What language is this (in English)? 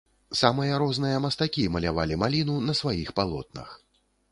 Belarusian